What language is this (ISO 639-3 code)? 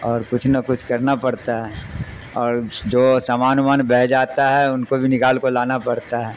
urd